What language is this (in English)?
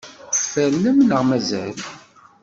Kabyle